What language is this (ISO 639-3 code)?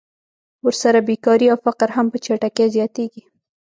pus